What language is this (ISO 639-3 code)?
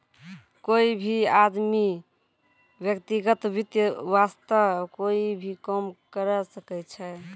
mai